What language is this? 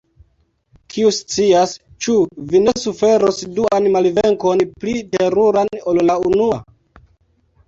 Esperanto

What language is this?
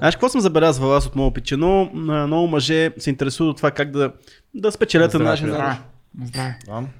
Bulgarian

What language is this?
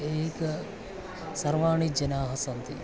Sanskrit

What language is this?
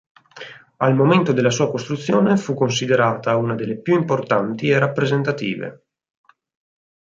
Italian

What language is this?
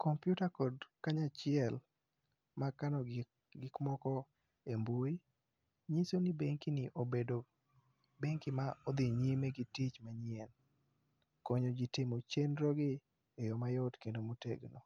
Luo (Kenya and Tanzania)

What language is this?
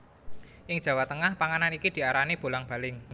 Javanese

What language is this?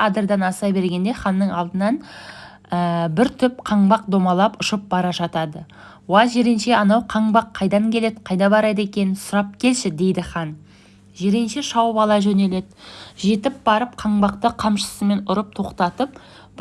Turkish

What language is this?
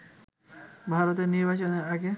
Bangla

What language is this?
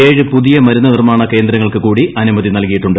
Malayalam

